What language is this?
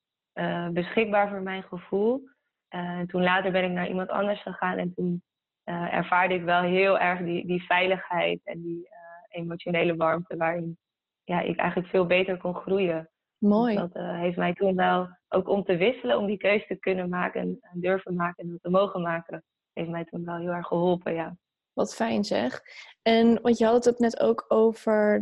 Dutch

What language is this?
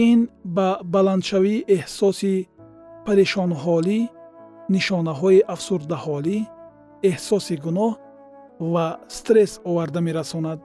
Persian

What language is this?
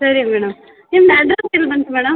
Kannada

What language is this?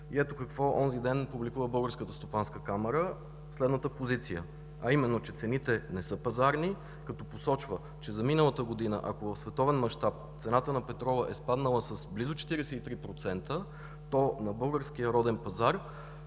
Bulgarian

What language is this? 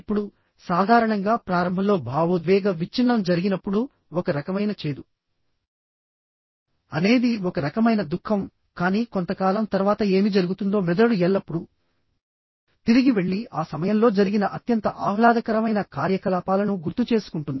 Telugu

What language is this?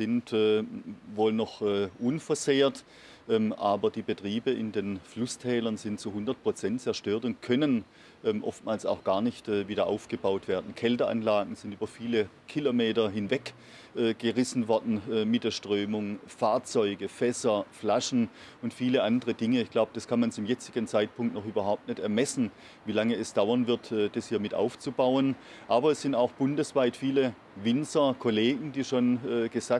German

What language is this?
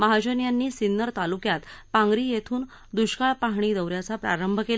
Marathi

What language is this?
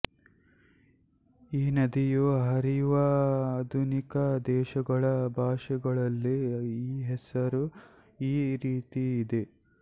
Kannada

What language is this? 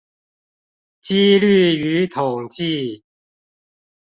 Chinese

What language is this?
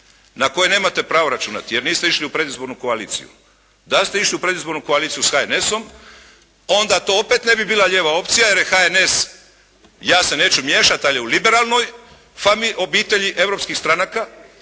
Croatian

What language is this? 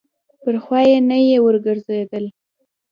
Pashto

